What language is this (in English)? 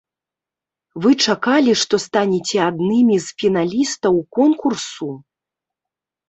Belarusian